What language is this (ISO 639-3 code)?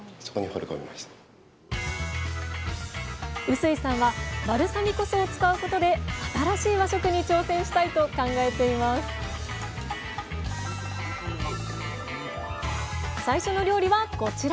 jpn